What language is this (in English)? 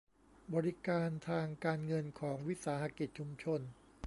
Thai